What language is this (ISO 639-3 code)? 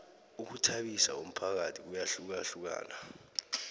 nbl